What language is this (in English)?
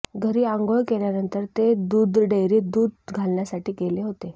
Marathi